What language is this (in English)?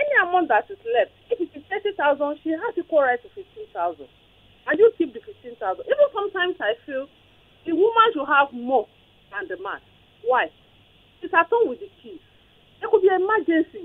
English